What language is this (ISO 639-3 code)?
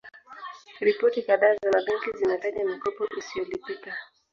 swa